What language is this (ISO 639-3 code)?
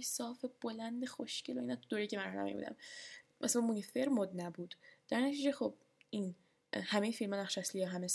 fas